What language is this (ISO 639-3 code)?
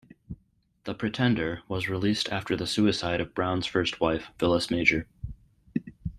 eng